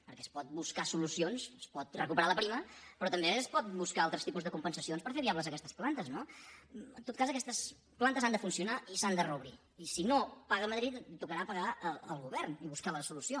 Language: Catalan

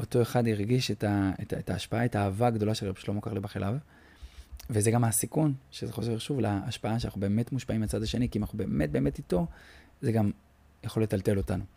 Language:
Hebrew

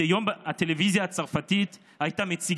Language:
Hebrew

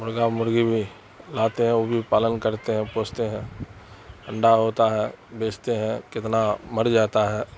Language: Urdu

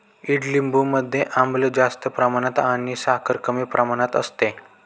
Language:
Marathi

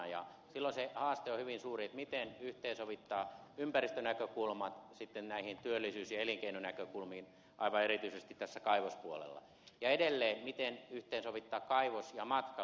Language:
Finnish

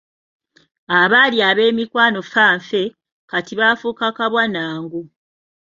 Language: Ganda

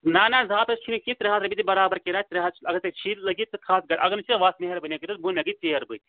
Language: Kashmiri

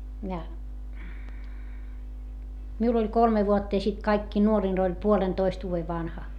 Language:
Finnish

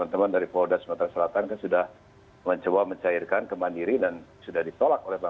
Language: Indonesian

